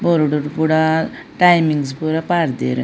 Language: Tulu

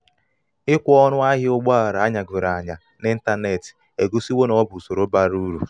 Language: Igbo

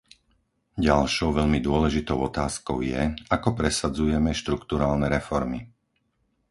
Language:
Slovak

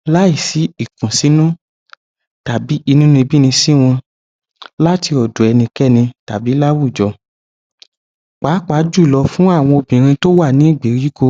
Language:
Yoruba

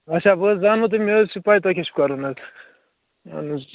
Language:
Kashmiri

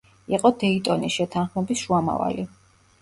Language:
Georgian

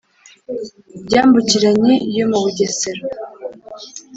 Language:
Kinyarwanda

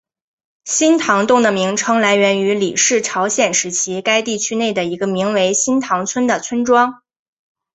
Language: Chinese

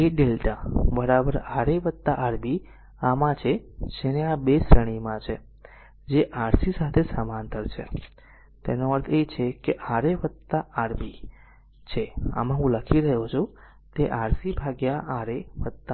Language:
Gujarati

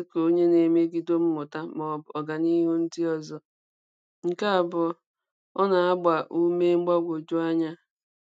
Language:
Igbo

